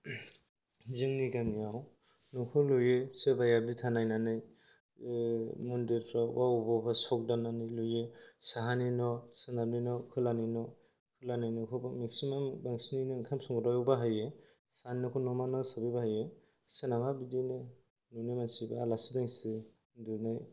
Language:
Bodo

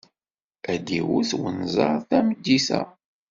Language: Kabyle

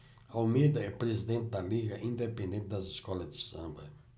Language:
Portuguese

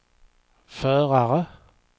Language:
Swedish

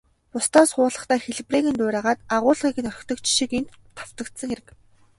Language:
Mongolian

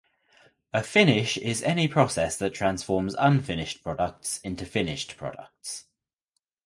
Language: English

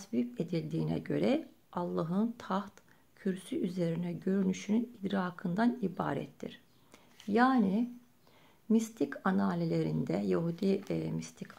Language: Turkish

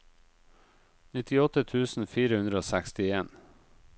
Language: Norwegian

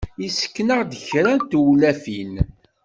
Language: Kabyle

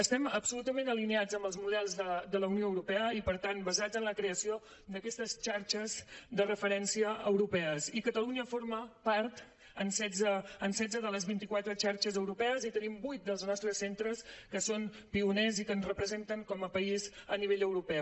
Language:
Catalan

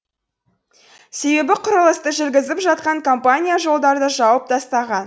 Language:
Kazakh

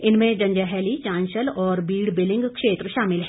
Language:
Hindi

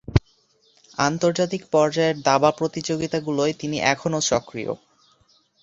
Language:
Bangla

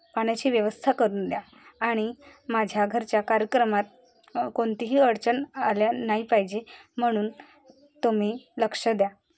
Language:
Marathi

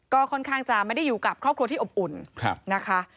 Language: Thai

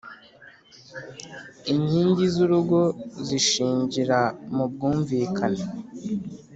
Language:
Kinyarwanda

